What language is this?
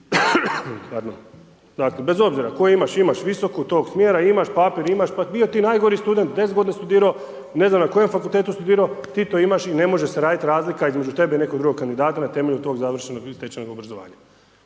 Croatian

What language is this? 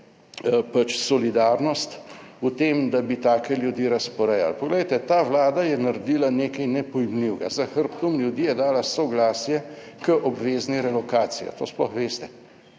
Slovenian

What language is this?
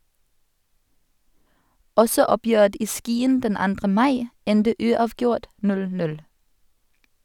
Norwegian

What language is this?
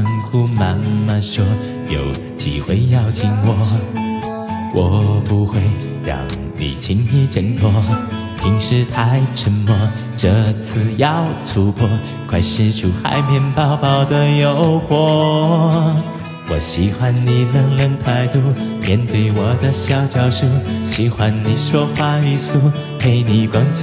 Chinese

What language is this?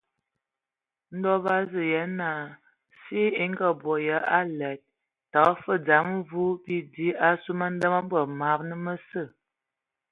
Ewondo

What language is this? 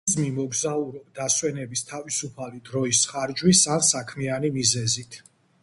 Georgian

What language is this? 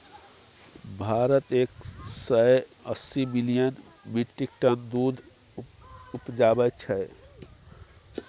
Maithili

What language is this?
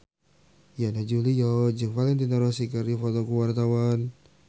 Sundanese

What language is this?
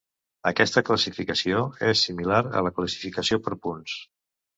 Catalan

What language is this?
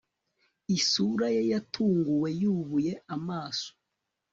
Kinyarwanda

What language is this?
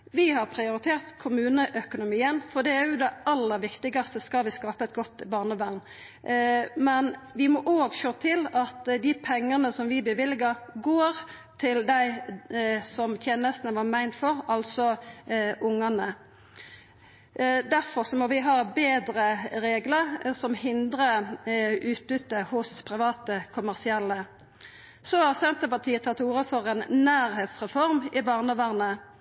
Norwegian Nynorsk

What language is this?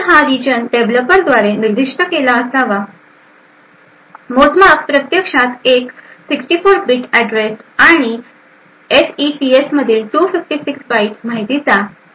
Marathi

